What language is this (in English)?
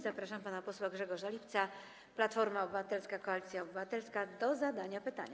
Polish